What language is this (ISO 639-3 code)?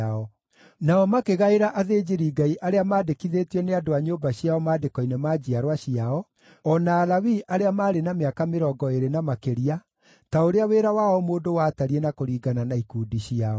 kik